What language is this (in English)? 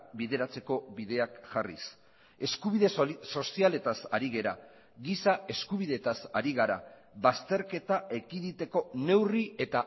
Basque